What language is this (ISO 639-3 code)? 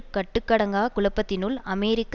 tam